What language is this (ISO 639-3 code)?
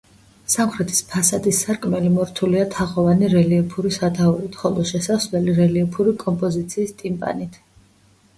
kat